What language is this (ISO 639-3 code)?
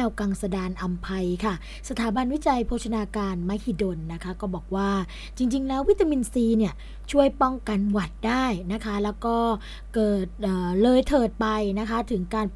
tha